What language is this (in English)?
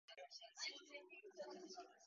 Japanese